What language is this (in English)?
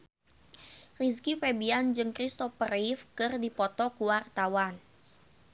Sundanese